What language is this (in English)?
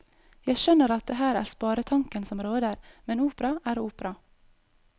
Norwegian